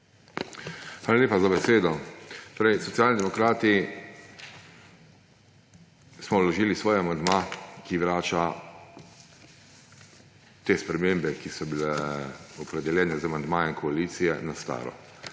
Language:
Slovenian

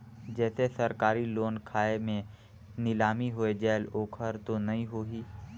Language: Chhattisgarhi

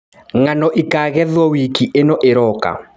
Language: Kikuyu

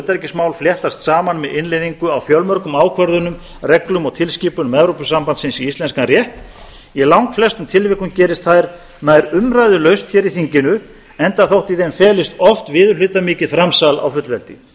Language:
Icelandic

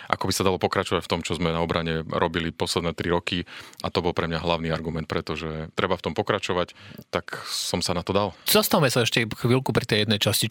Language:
Slovak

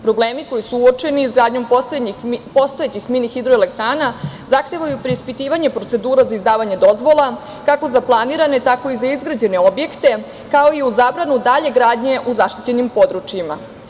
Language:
Serbian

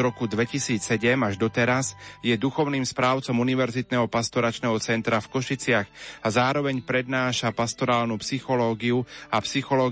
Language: Slovak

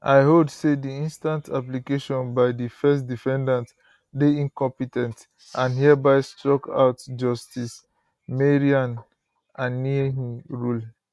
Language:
Nigerian Pidgin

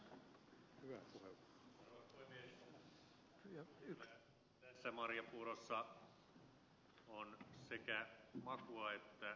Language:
Finnish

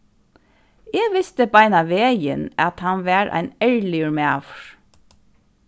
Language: Faroese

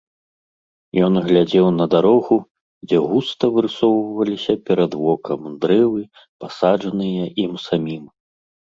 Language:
Belarusian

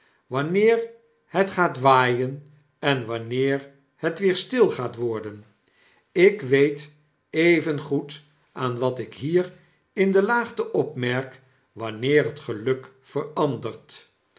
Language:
Dutch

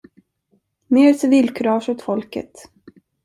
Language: Swedish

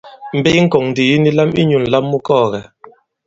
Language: Bankon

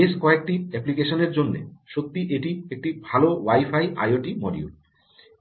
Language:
Bangla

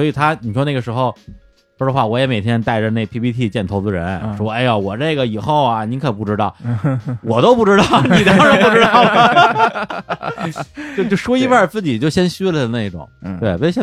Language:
Chinese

